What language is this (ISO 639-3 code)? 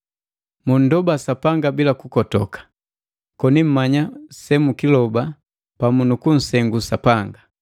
mgv